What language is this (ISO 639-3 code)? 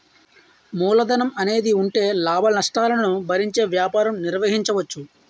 tel